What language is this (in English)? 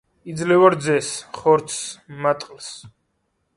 Georgian